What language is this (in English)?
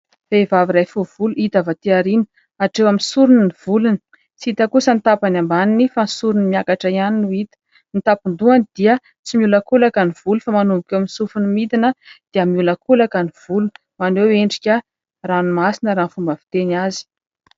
Malagasy